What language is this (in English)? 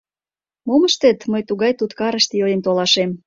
Mari